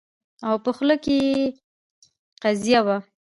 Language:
Pashto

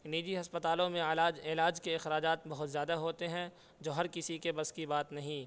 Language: Urdu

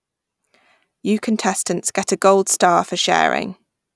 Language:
English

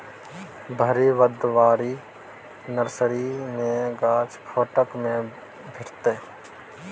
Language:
Maithili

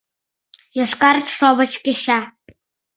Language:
Mari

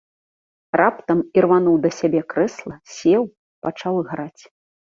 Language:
Belarusian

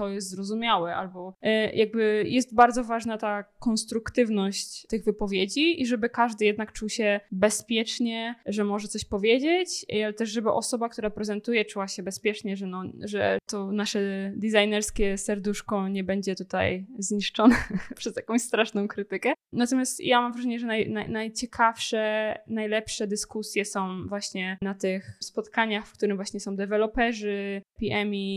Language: Polish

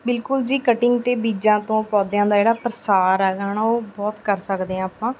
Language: Punjabi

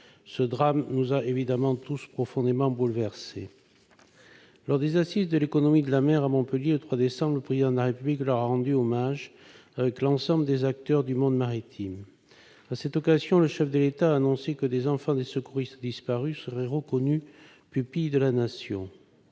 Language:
French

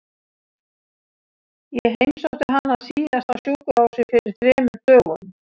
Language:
Icelandic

